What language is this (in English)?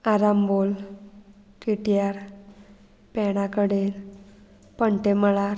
Konkani